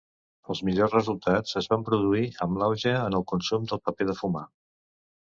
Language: Catalan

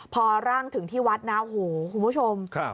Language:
Thai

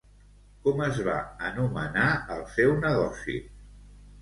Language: Catalan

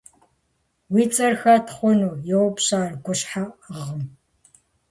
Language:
Kabardian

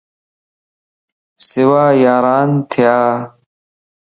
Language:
Lasi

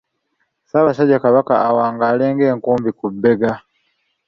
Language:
Ganda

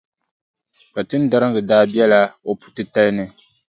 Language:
Dagbani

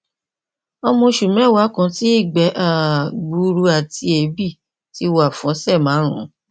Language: Yoruba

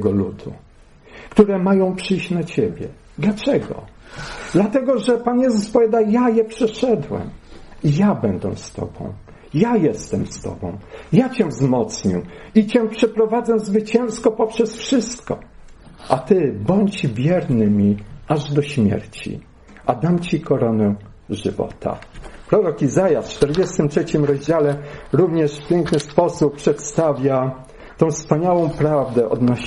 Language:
Polish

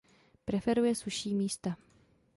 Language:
Czech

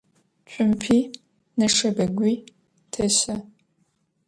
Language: Adyghe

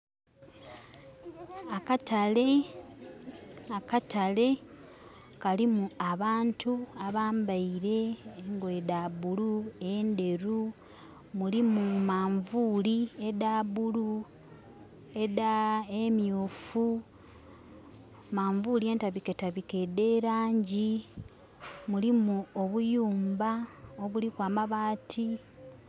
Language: Soga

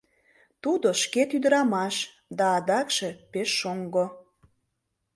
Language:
Mari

